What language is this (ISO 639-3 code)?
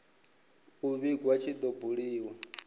ven